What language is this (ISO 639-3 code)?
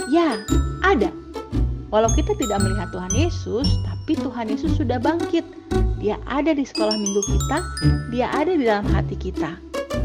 ind